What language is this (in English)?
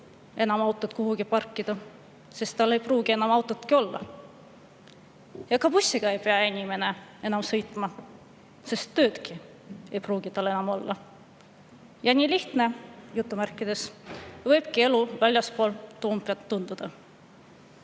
Estonian